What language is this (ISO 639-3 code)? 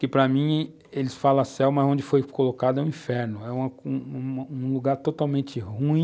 por